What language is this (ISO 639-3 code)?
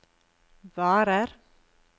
nor